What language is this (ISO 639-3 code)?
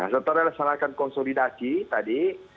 ind